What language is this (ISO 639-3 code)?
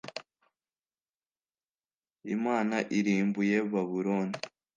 kin